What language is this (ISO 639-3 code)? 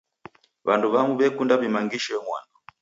dav